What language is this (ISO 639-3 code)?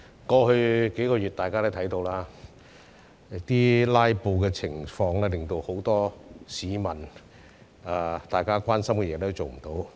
yue